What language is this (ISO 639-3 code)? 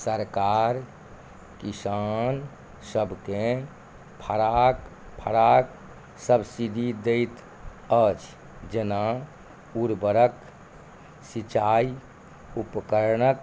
mai